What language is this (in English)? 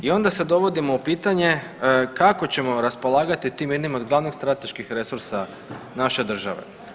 Croatian